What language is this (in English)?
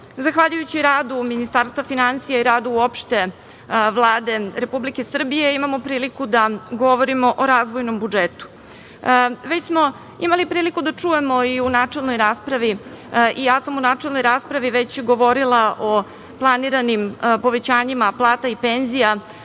Serbian